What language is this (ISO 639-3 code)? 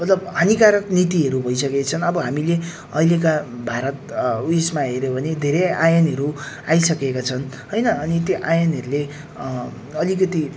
nep